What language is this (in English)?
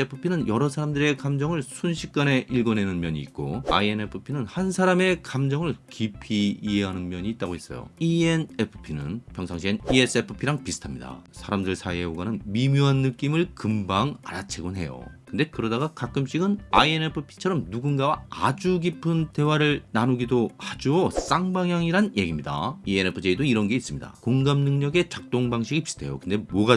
Korean